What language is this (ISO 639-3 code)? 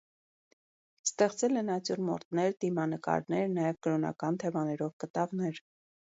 hye